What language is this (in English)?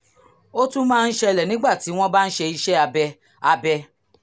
Yoruba